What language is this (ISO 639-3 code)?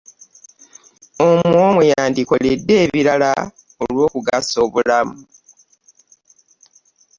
lug